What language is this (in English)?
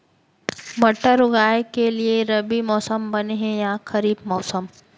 Chhattisgarhi